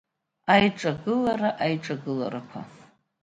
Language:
Abkhazian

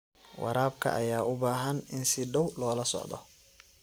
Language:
Somali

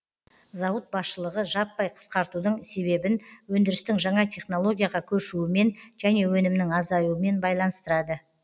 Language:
Kazakh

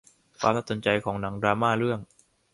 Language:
Thai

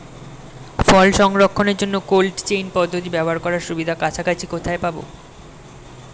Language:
Bangla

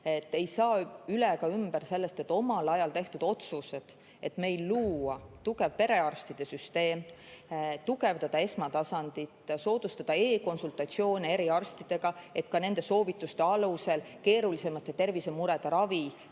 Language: Estonian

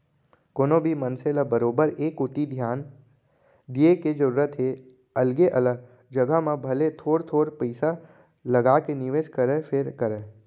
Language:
Chhattisgarhi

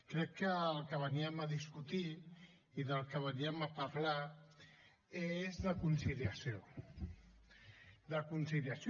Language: Catalan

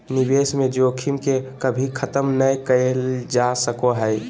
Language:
Magahi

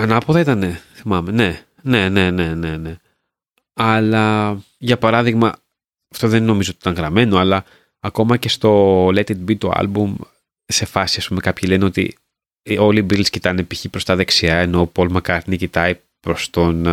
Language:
Greek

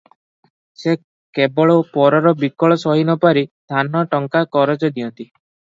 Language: Odia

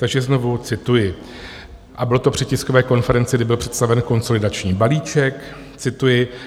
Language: Czech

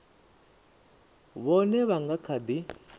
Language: Venda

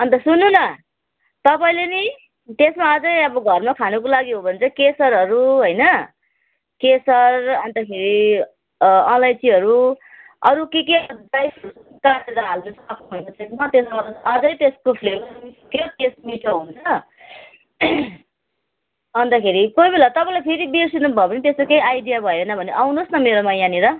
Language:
Nepali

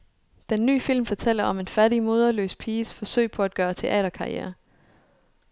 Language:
Danish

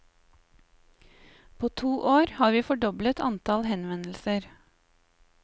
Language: Norwegian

